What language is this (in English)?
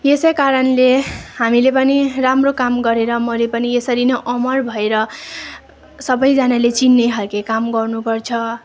Nepali